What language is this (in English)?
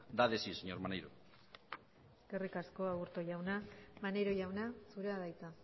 Basque